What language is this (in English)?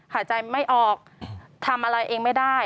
Thai